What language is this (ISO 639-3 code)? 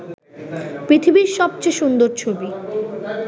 ben